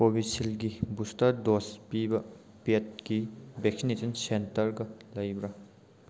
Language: Manipuri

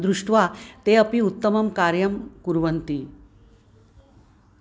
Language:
Sanskrit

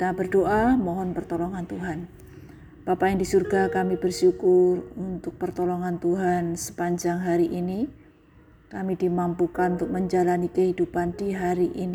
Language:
Indonesian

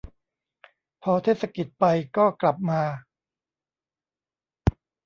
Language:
Thai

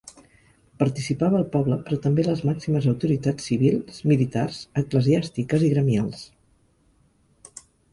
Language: Catalan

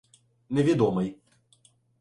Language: Ukrainian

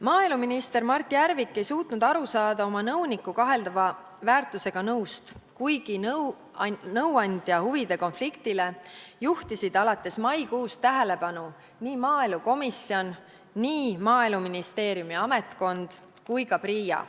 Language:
Estonian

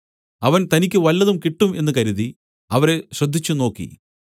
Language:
Malayalam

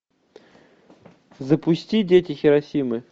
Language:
Russian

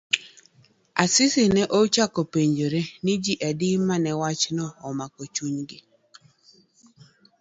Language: Luo (Kenya and Tanzania)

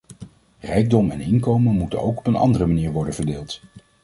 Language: Dutch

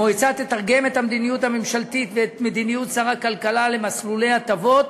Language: Hebrew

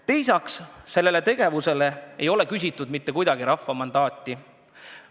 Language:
Estonian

